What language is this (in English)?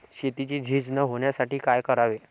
Marathi